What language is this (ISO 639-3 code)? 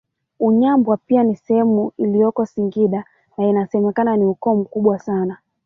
swa